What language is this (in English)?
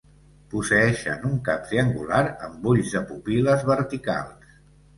Catalan